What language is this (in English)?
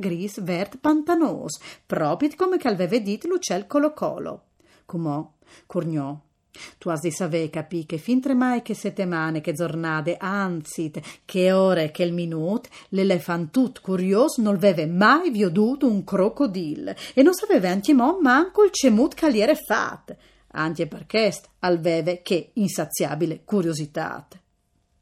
Italian